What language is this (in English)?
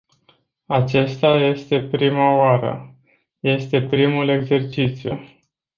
Romanian